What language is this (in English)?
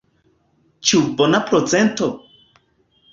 Esperanto